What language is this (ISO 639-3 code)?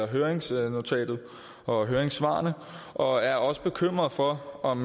dan